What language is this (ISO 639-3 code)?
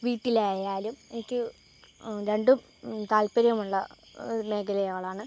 mal